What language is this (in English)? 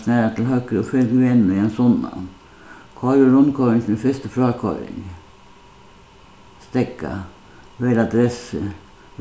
Faroese